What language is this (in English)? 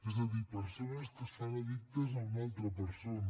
Catalan